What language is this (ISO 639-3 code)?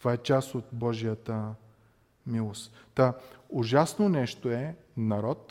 bul